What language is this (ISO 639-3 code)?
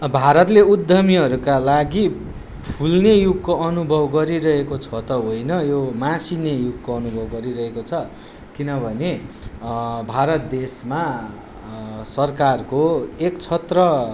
nep